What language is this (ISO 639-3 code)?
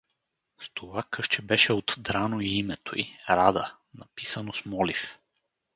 bul